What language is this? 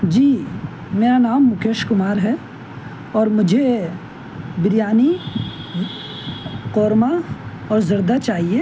Urdu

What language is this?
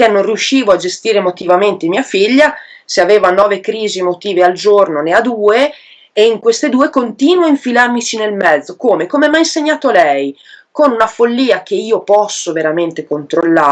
Italian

